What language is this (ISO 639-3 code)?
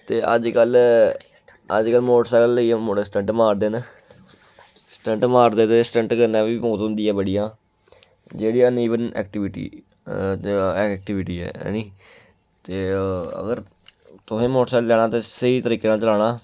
doi